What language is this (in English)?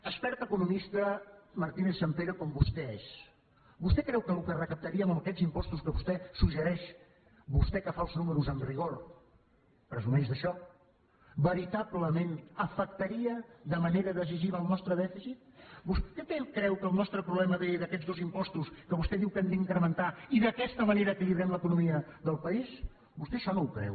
Catalan